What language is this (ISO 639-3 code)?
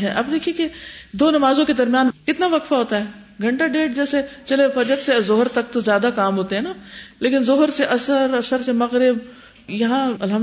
urd